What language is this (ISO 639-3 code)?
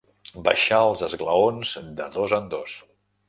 cat